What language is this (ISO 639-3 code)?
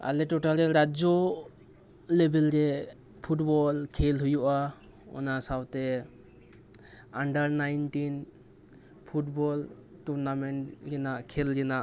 sat